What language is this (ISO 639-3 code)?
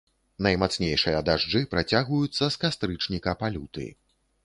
bel